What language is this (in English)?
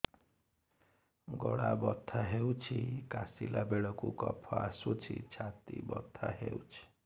Odia